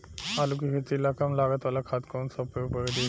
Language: Bhojpuri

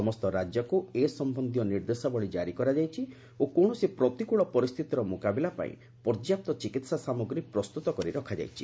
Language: Odia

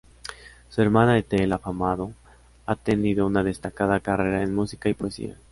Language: Spanish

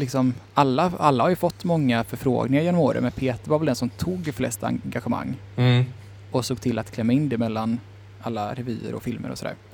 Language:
Swedish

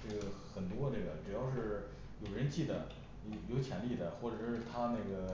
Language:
Chinese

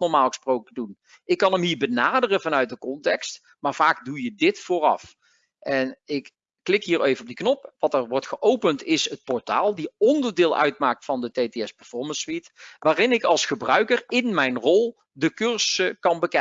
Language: Dutch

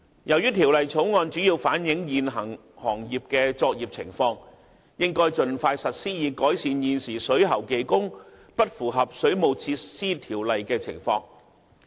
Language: Cantonese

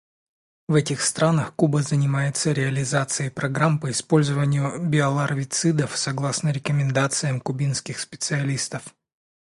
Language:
Russian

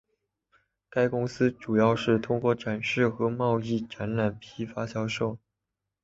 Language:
Chinese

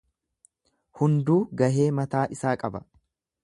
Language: Oromo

